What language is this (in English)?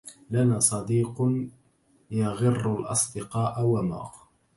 Arabic